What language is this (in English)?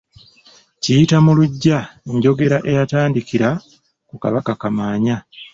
Ganda